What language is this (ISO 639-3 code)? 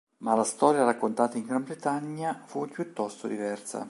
ita